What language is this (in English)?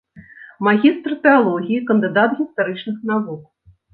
Belarusian